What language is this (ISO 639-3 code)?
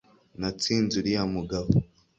kin